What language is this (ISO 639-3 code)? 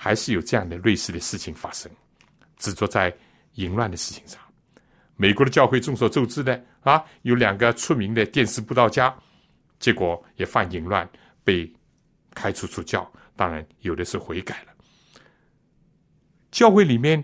zho